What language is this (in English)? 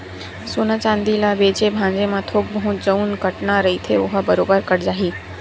Chhattisgarhi